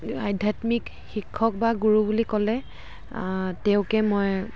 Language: Assamese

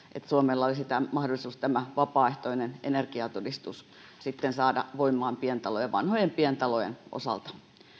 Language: Finnish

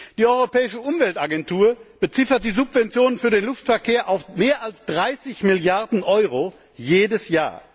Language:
German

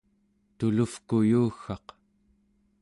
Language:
Central Yupik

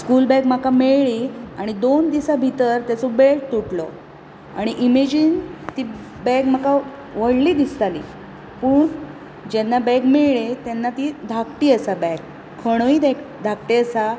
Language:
Konkani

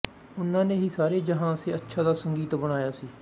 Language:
Punjabi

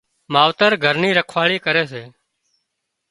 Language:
Wadiyara Koli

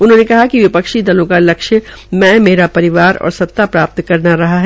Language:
Hindi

